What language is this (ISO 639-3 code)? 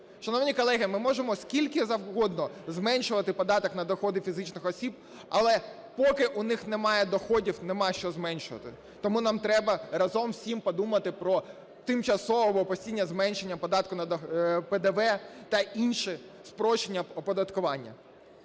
ukr